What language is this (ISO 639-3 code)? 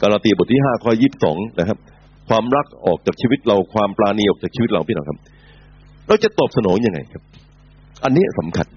tha